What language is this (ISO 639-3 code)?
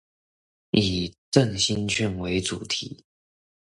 zho